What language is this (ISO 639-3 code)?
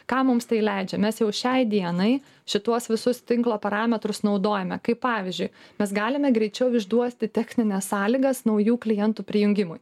lit